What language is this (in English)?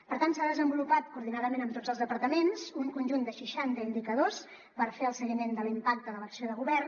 Catalan